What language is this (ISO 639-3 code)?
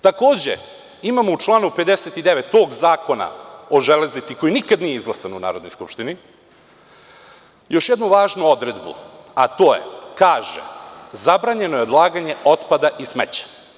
srp